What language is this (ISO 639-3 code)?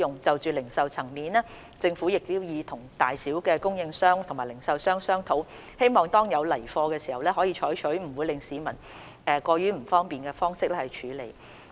yue